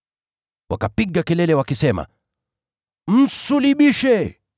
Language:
Swahili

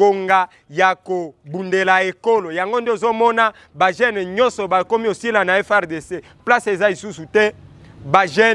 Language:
French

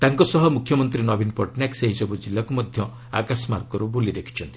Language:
Odia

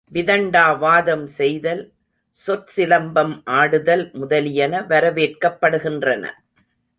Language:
Tamil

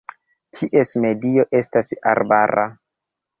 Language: Esperanto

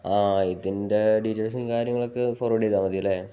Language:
Malayalam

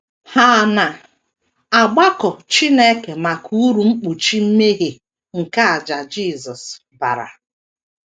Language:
Igbo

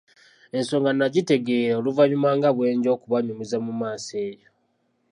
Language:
Ganda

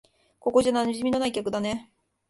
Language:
Japanese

